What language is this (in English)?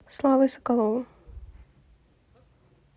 Russian